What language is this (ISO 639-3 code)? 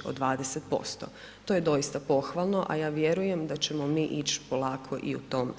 hrv